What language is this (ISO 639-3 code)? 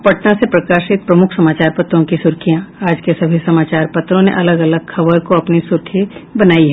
hin